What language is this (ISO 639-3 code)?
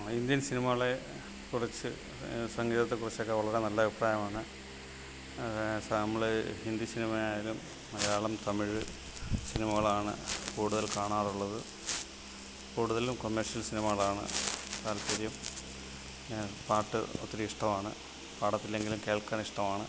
mal